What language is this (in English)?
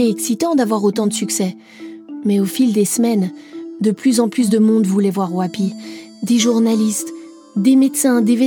French